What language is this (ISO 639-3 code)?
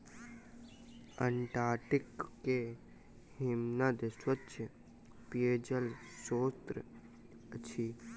mai